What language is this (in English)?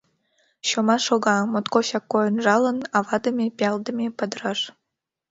Mari